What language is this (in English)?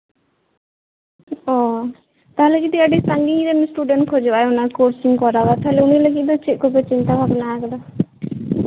Santali